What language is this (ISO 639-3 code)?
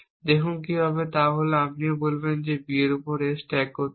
ben